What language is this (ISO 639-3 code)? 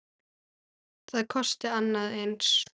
isl